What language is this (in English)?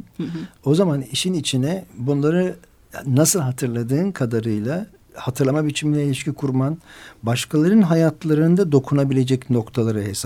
Turkish